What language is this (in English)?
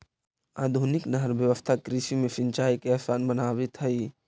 Magahi